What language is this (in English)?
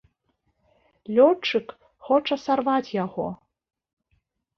Belarusian